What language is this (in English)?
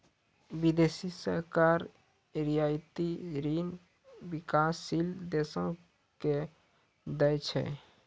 Maithili